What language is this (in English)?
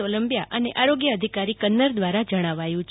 Gujarati